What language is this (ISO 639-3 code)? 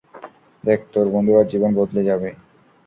ben